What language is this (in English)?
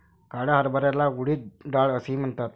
Marathi